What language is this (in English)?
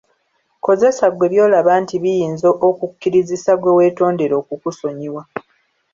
Ganda